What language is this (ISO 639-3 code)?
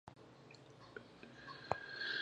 pus